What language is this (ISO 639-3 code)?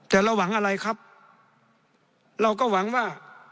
tha